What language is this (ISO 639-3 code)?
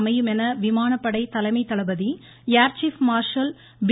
tam